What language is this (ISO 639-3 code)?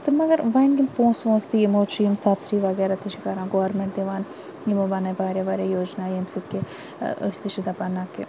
kas